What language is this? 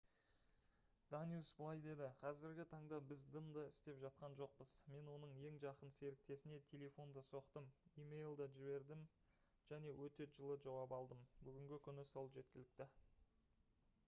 Kazakh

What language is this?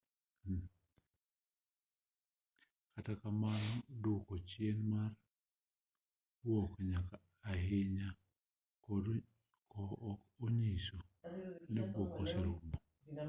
Luo (Kenya and Tanzania)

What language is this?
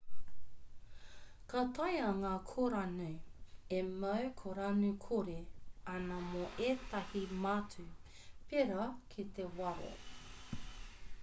Māori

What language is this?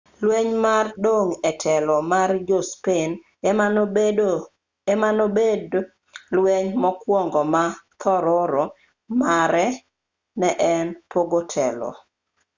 Luo (Kenya and Tanzania)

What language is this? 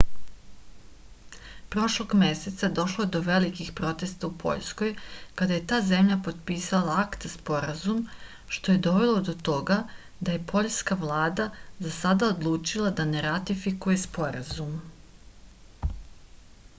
Serbian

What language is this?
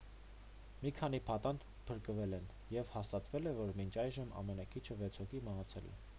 Armenian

